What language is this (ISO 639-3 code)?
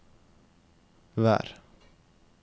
nor